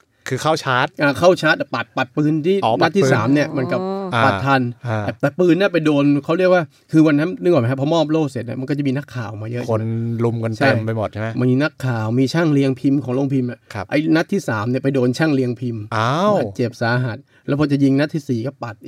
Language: Thai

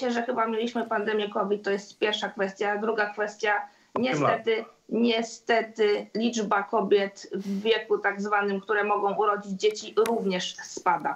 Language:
Polish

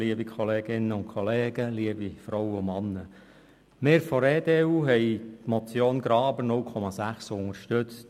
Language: Swiss German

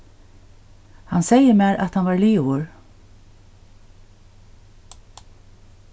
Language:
Faroese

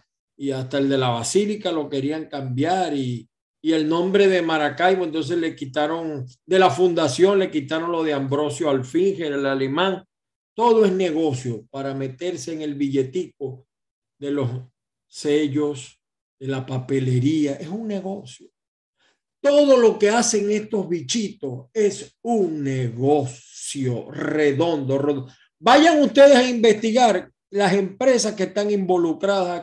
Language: Spanish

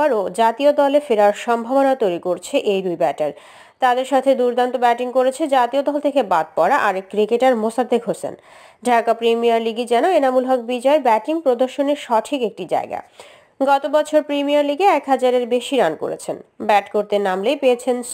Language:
Bangla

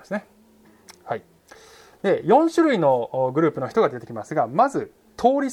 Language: Japanese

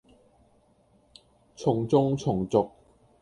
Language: Cantonese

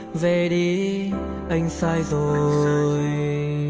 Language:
Vietnamese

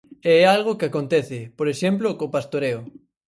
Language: Galician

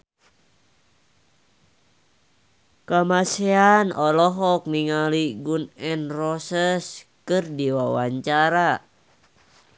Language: Sundanese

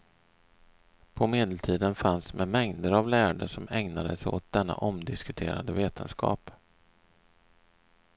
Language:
Swedish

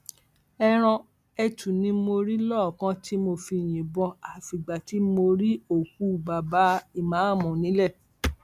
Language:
Yoruba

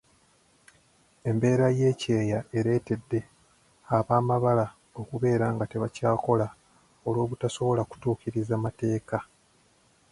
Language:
Ganda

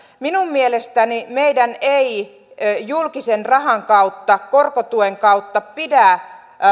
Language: Finnish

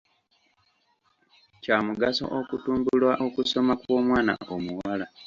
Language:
Ganda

